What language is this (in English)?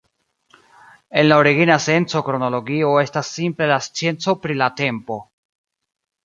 Esperanto